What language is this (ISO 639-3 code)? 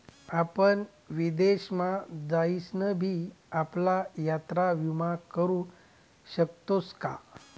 mar